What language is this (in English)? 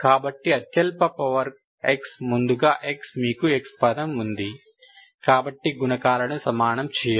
Telugu